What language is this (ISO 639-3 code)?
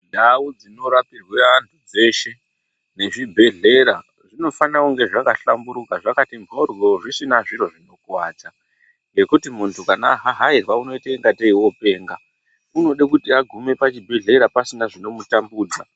ndc